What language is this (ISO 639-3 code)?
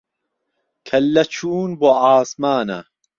ckb